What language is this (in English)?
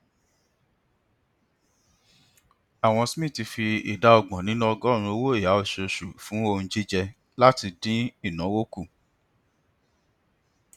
Yoruba